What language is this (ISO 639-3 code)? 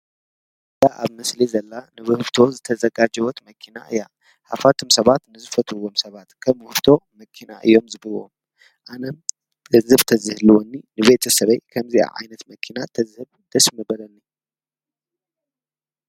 tir